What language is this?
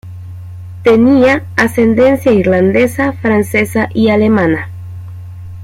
Spanish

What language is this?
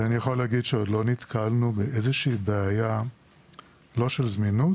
Hebrew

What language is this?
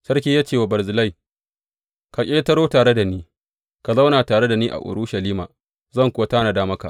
Hausa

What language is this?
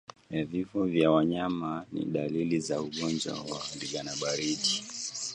Swahili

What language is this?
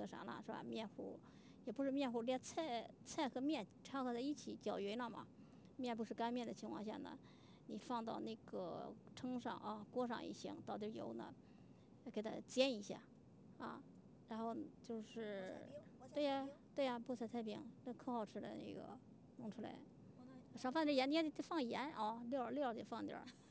Chinese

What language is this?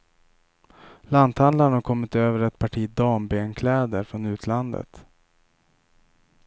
Swedish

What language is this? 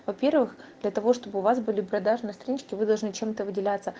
Russian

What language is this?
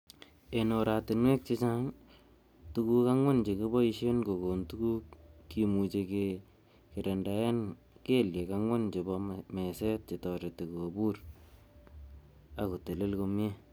Kalenjin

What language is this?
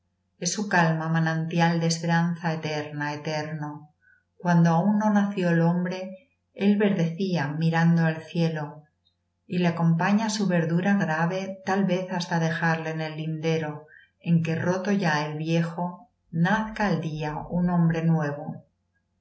Spanish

